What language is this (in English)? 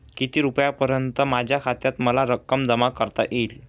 Marathi